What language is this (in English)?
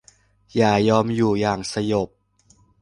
Thai